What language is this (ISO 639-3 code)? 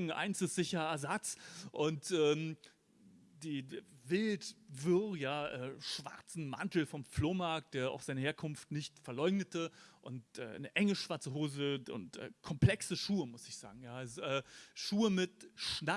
deu